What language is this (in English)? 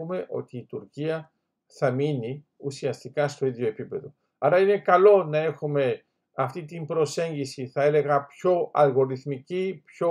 Greek